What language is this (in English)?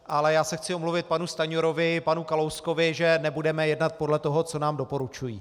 Czech